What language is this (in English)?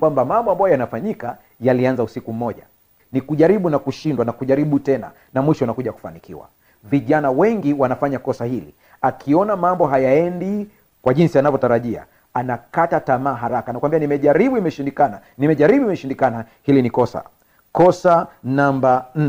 Swahili